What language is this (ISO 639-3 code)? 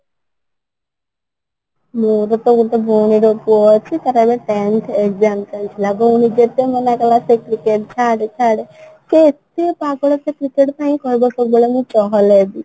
ori